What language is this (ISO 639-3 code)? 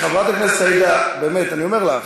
heb